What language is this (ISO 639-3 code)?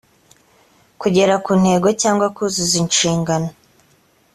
kin